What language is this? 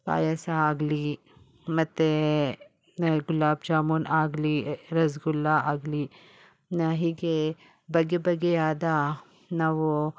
Kannada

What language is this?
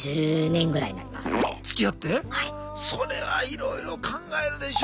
Japanese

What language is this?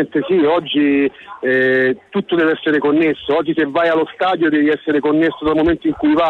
Italian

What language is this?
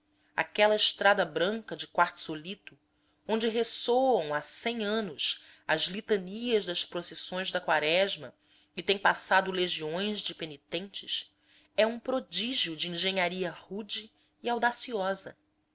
Portuguese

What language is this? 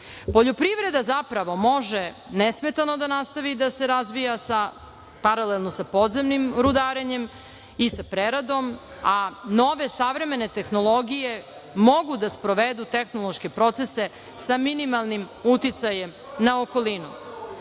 Serbian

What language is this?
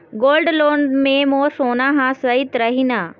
Chhattisgarhi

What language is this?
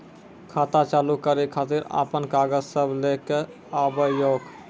Maithili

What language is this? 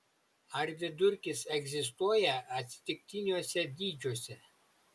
Lithuanian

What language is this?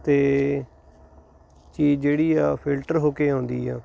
Punjabi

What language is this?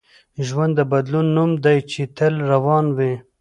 Pashto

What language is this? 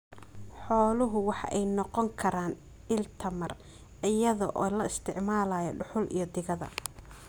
Somali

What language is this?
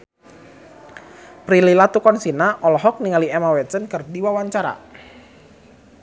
Sundanese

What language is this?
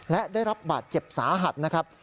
Thai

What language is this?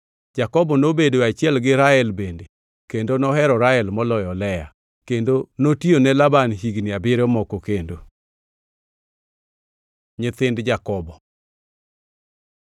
Luo (Kenya and Tanzania)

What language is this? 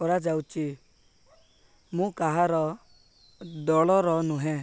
Odia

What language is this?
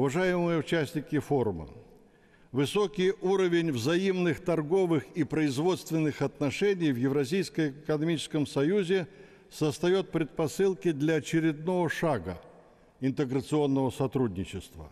Russian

